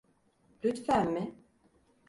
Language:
Turkish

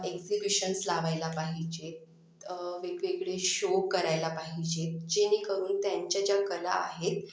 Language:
Marathi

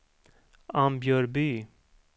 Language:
Swedish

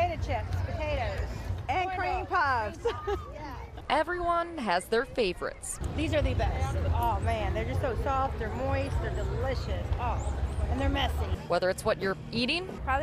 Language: English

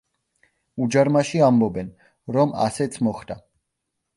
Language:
Georgian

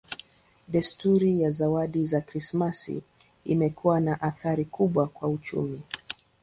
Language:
Swahili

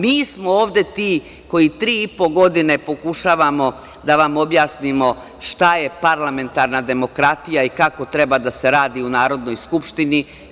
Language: Serbian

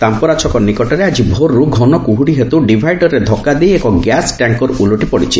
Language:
Odia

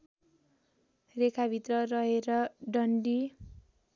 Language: Nepali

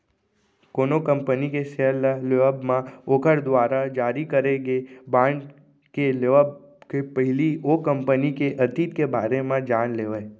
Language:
Chhattisgarhi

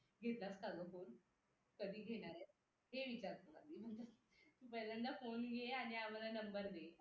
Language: Marathi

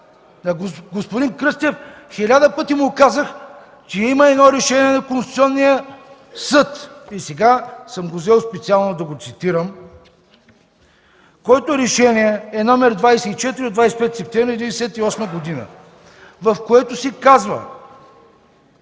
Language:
Bulgarian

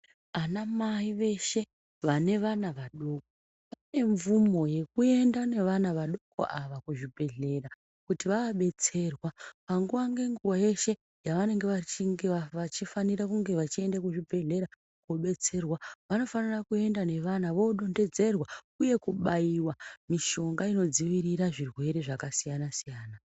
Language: Ndau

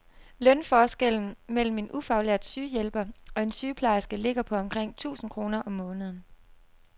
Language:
Danish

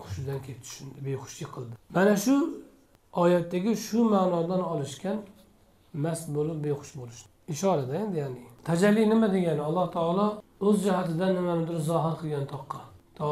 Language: Turkish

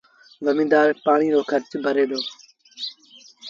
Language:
Sindhi Bhil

